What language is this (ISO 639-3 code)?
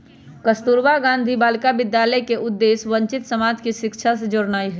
mag